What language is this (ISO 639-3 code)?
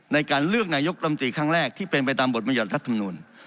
tha